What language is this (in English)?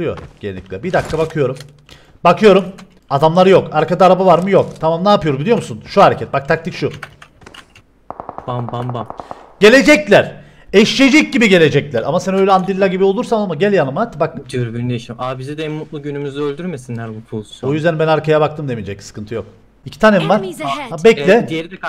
Turkish